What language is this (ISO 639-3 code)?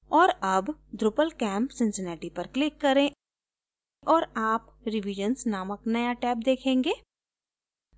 hin